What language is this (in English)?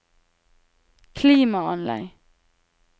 Norwegian